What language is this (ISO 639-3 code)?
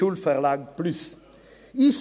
gsw